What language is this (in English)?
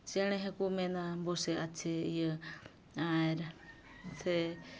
Santali